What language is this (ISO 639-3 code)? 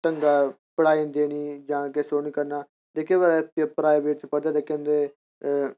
doi